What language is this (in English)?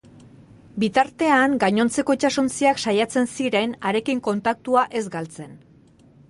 Basque